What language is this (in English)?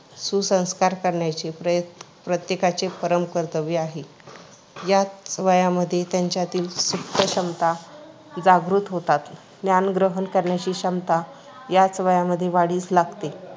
Marathi